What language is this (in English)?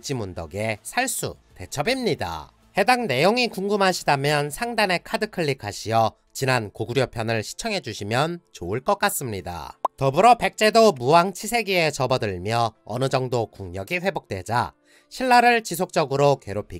Korean